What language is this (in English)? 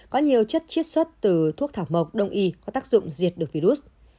Vietnamese